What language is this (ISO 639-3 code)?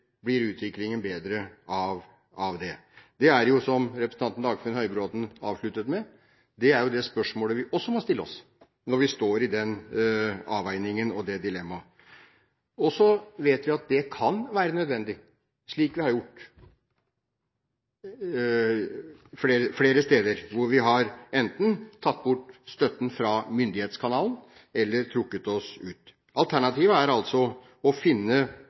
nob